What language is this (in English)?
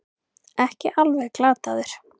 Icelandic